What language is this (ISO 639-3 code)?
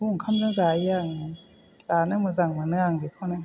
brx